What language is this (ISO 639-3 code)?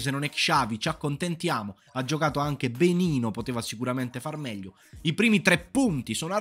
ita